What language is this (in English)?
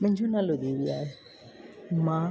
Sindhi